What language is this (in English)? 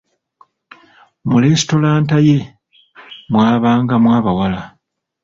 Ganda